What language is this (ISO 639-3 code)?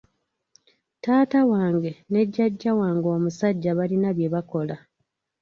lug